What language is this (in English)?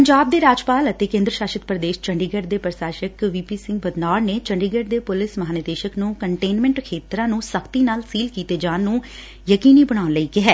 Punjabi